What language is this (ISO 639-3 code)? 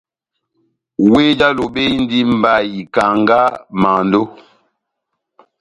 bnm